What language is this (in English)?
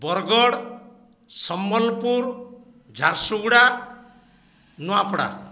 Odia